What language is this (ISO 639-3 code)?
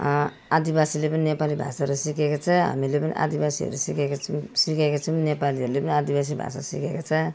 nep